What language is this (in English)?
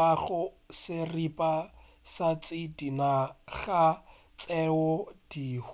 Northern Sotho